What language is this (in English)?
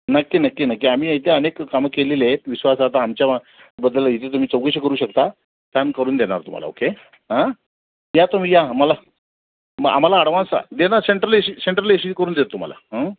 Marathi